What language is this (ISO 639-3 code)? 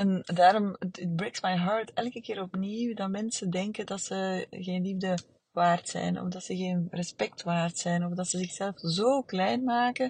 nld